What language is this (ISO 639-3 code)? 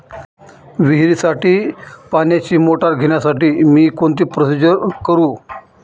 mar